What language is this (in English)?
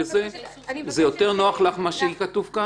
Hebrew